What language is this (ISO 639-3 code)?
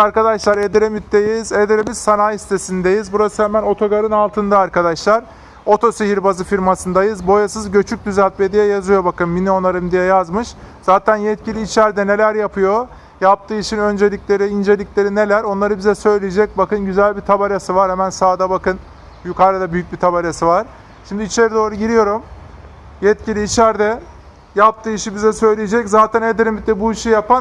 tur